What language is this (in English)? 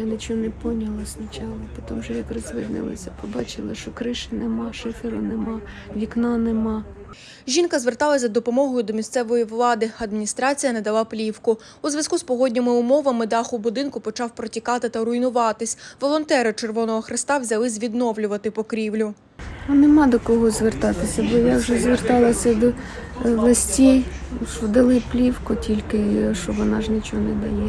Ukrainian